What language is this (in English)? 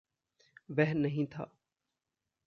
Hindi